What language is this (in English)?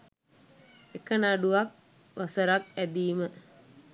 Sinhala